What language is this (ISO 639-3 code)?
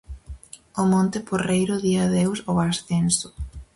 glg